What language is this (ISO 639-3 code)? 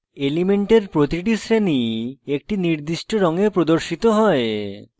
ben